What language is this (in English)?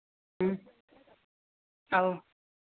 Manipuri